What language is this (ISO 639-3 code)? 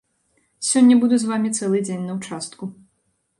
bel